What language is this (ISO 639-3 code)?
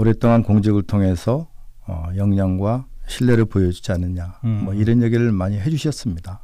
kor